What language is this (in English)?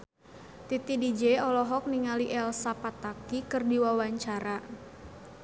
Sundanese